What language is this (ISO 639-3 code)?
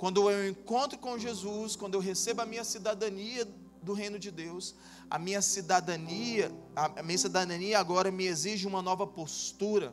por